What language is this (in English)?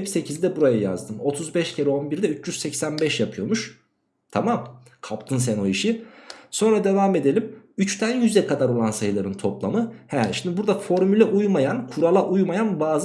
Turkish